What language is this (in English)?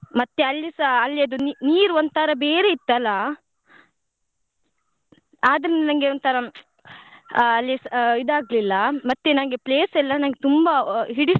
Kannada